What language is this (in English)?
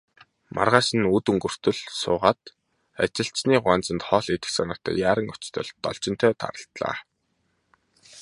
Mongolian